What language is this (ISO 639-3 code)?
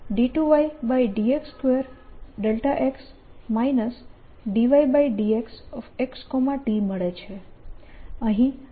guj